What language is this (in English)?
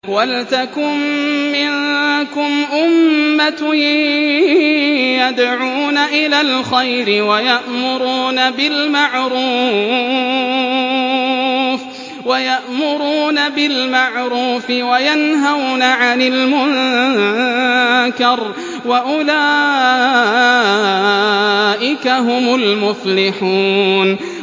Arabic